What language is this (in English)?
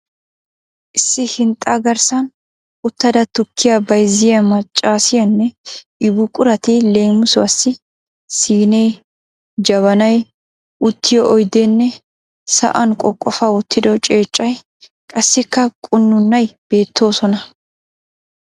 Wolaytta